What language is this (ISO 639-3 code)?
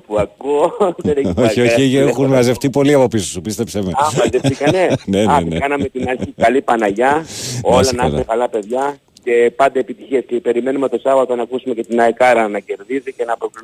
ell